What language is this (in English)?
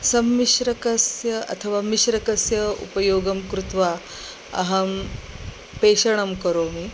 Sanskrit